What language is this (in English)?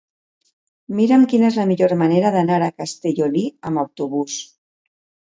Catalan